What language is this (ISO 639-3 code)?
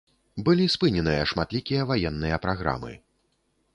bel